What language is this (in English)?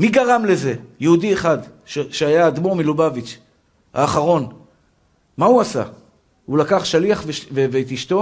Hebrew